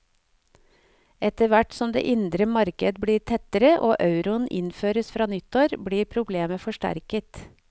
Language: Norwegian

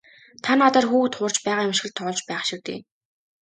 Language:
Mongolian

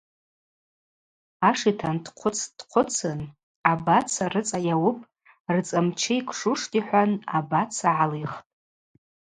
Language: Abaza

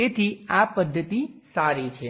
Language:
Gujarati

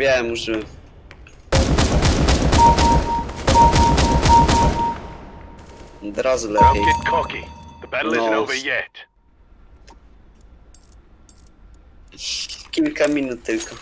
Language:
Polish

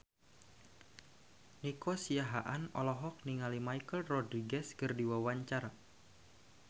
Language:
Sundanese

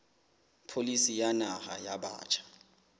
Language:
Southern Sotho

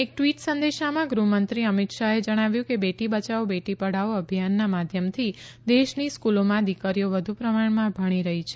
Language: Gujarati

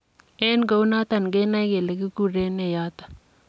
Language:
Kalenjin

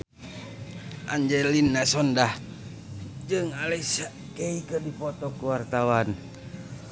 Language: Sundanese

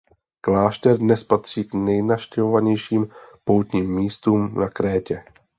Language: Czech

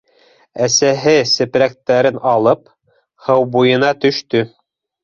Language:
Bashkir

